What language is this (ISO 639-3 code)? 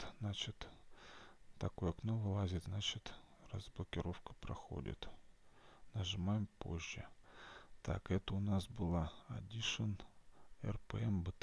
rus